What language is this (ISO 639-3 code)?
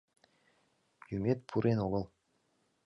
chm